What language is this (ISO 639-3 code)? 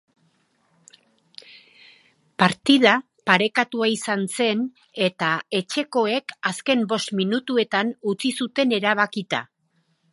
eus